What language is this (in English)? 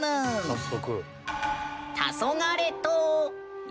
Japanese